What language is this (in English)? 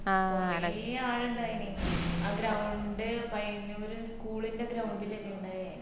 Malayalam